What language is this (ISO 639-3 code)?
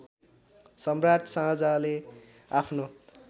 nep